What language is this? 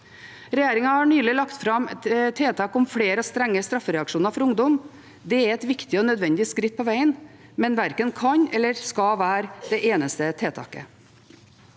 Norwegian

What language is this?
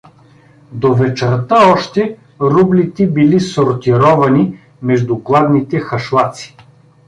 Bulgarian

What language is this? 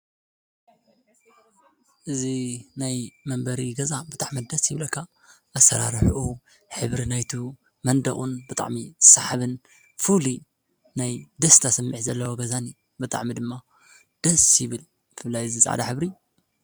Tigrinya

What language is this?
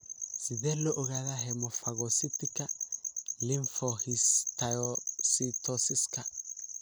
Somali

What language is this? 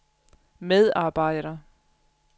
Danish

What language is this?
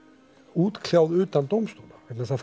Icelandic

